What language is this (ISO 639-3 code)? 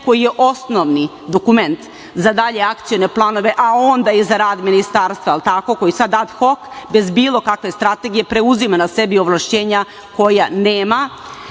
srp